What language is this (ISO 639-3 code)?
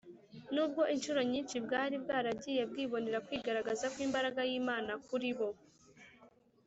kin